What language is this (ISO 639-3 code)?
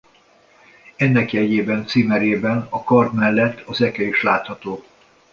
hun